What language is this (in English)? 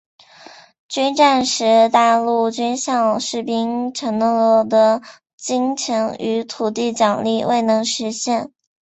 Chinese